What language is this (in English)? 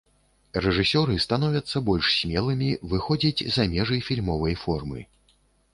Belarusian